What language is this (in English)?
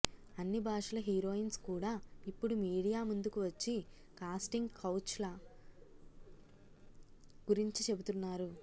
Telugu